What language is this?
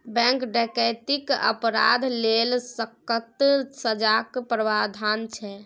Maithili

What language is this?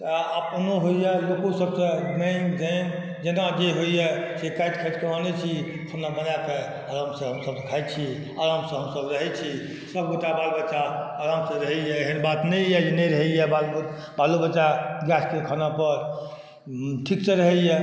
Maithili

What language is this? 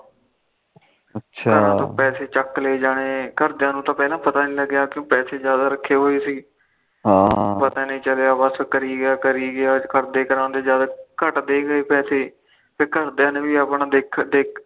Punjabi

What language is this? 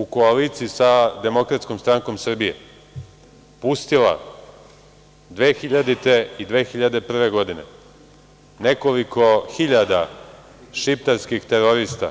Serbian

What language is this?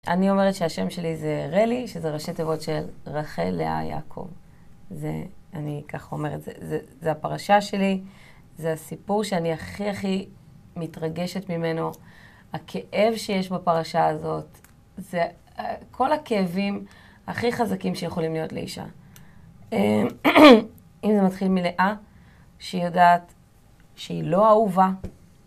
Hebrew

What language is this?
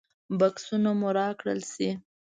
Pashto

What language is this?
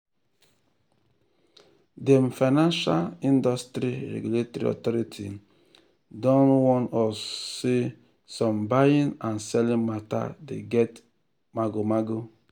Nigerian Pidgin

